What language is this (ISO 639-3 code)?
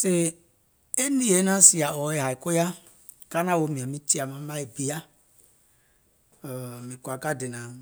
gol